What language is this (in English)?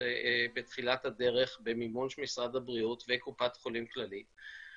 Hebrew